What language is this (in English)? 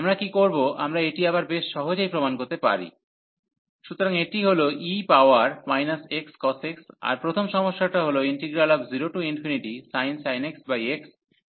Bangla